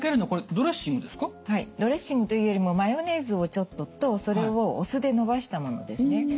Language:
Japanese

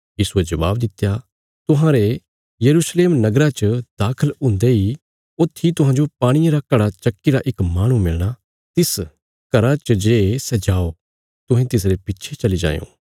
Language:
Bilaspuri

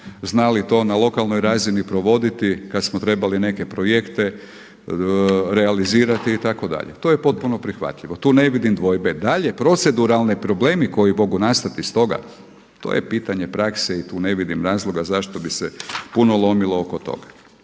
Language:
Croatian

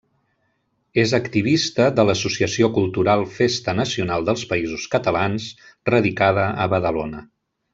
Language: Catalan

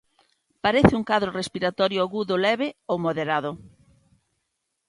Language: Galician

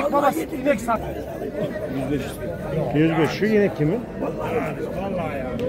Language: Turkish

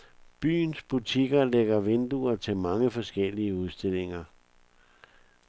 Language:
Danish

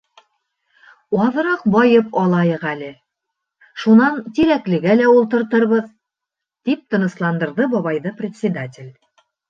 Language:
Bashkir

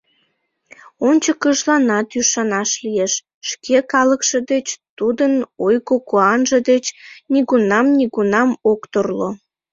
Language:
Mari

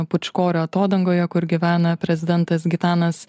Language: Lithuanian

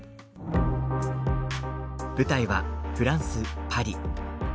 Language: Japanese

